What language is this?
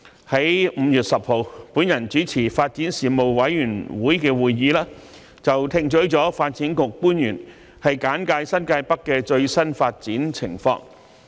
Cantonese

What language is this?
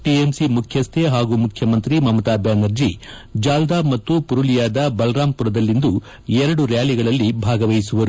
Kannada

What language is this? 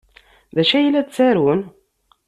Kabyle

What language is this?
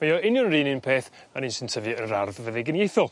Welsh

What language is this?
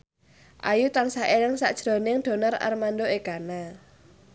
Javanese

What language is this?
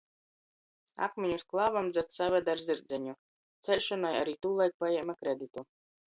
Latgalian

